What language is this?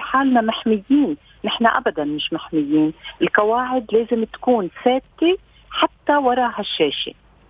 Arabic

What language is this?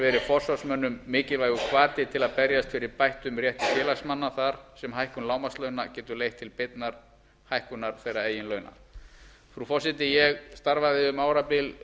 Icelandic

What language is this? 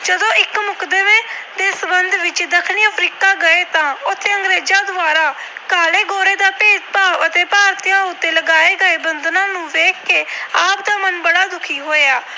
Punjabi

